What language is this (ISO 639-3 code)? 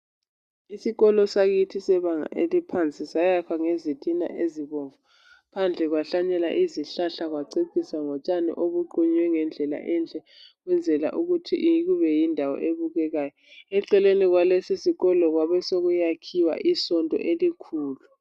nde